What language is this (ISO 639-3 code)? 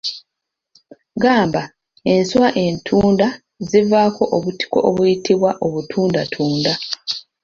lug